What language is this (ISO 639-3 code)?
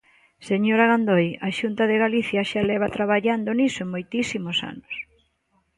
glg